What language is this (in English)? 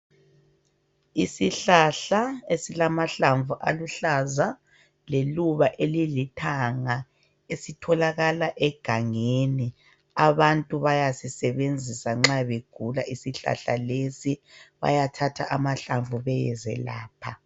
North Ndebele